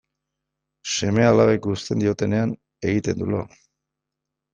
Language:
Basque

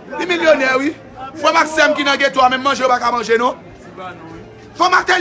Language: French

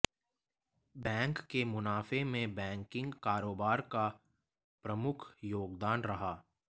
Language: Hindi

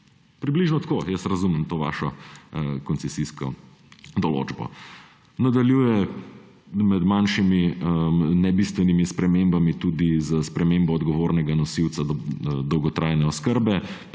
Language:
Slovenian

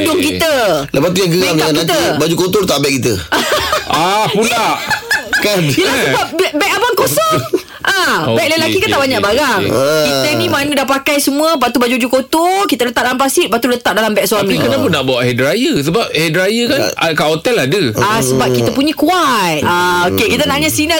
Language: Malay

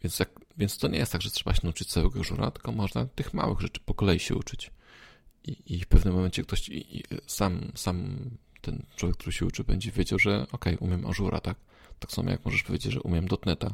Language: Polish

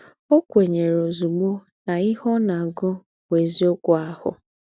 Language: Igbo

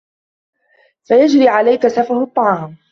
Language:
Arabic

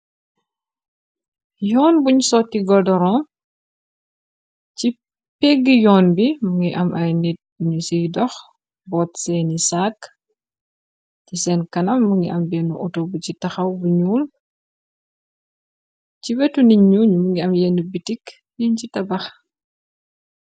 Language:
Wolof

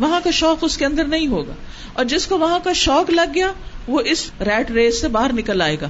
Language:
Urdu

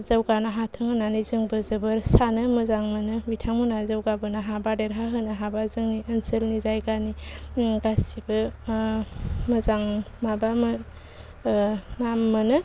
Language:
Bodo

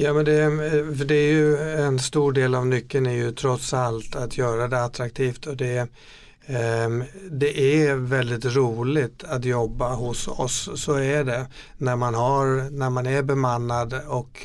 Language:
Swedish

